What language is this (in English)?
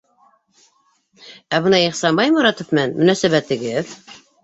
Bashkir